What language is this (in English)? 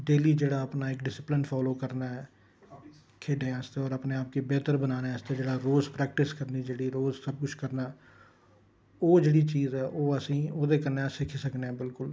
Dogri